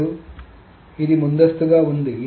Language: Telugu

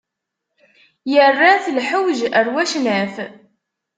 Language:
Kabyle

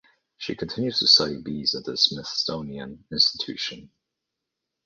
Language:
English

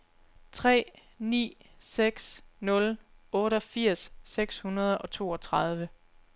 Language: Danish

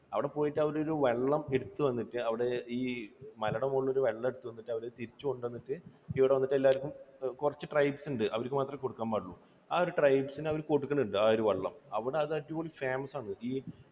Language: Malayalam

